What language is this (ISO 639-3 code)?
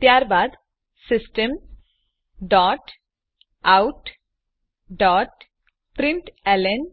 guj